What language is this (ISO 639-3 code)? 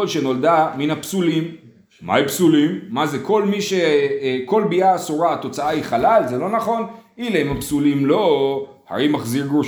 heb